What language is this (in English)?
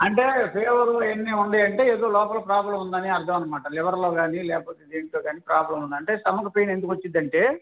Telugu